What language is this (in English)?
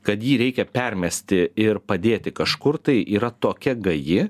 Lithuanian